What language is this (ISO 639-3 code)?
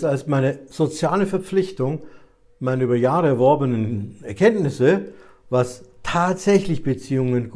deu